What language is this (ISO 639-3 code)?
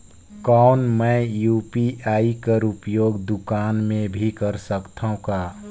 hne